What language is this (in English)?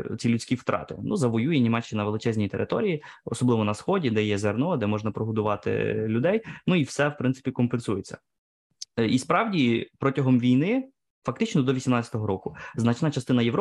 Ukrainian